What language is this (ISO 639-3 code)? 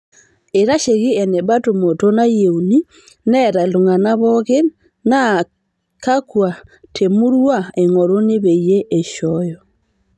mas